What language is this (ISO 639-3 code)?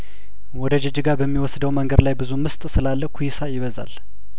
amh